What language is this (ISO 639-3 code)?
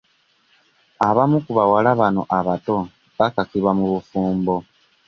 lug